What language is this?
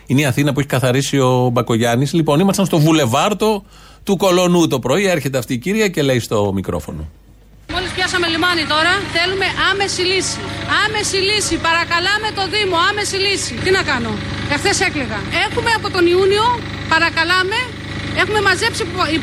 Greek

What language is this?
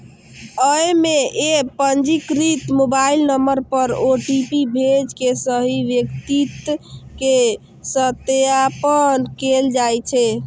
Maithili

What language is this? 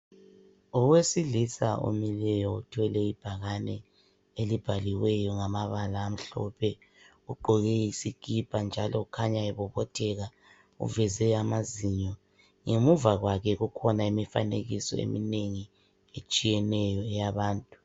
North Ndebele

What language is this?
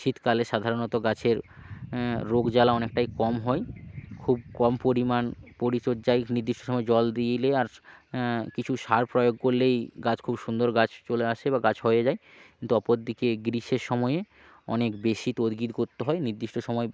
Bangla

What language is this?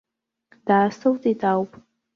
Abkhazian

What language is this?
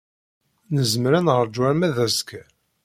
Kabyle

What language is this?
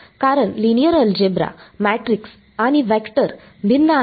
Marathi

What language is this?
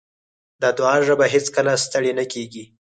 Pashto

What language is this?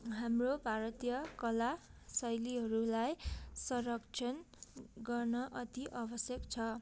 Nepali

